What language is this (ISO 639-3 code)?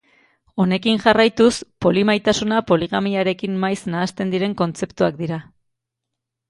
eus